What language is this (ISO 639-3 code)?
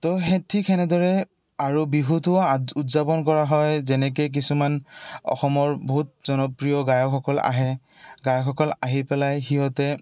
asm